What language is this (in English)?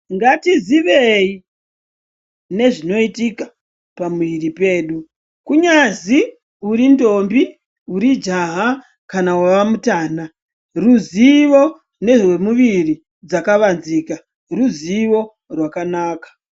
Ndau